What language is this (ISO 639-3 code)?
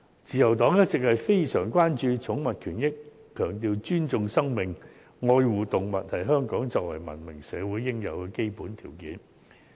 yue